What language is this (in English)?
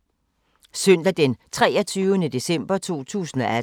Danish